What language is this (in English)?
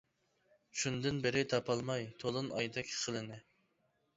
Uyghur